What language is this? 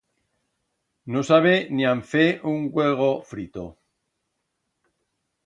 Aragonese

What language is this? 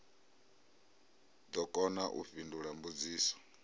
Venda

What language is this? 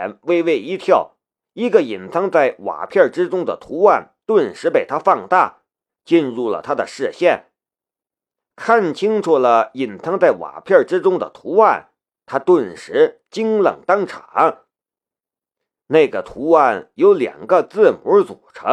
Chinese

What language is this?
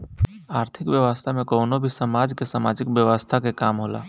Bhojpuri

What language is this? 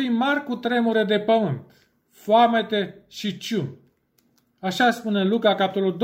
Romanian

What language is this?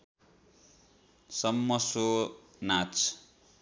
Nepali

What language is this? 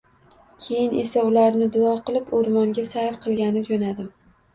Uzbek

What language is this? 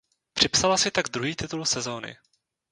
Czech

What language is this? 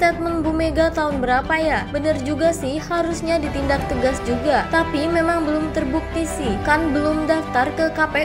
Indonesian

